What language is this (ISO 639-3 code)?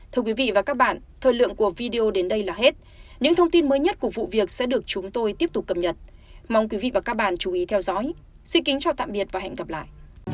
vie